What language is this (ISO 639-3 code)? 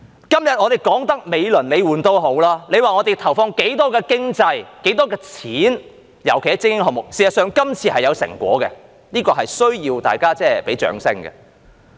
yue